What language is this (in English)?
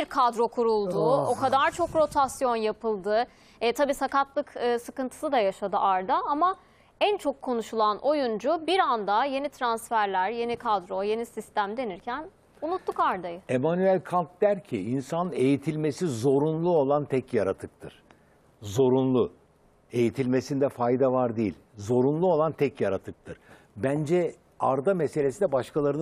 Turkish